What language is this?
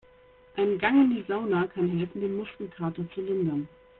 German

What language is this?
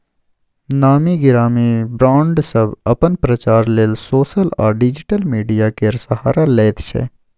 Maithili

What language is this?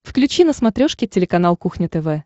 Russian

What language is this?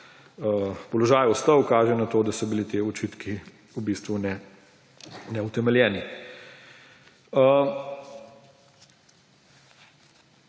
Slovenian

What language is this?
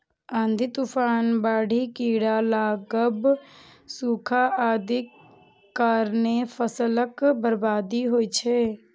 Maithili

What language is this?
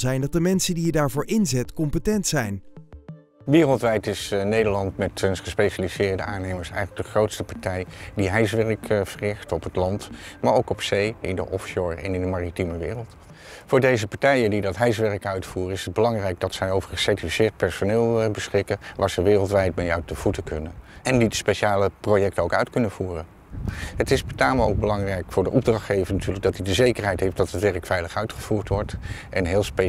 Dutch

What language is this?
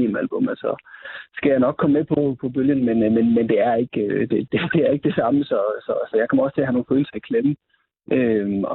Danish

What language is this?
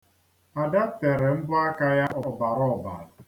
Igbo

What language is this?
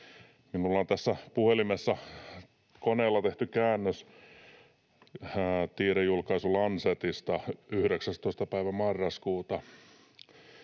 Finnish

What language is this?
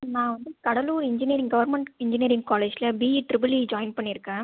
Tamil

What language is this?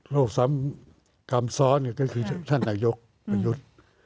Thai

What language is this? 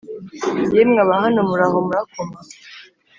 Kinyarwanda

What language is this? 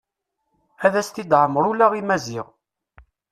Kabyle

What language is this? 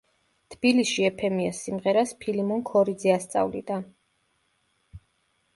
Georgian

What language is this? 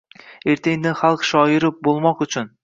Uzbek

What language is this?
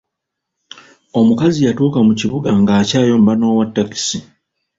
Ganda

